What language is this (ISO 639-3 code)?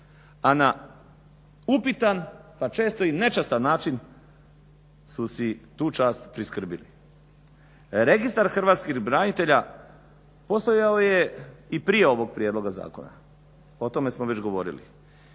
hrv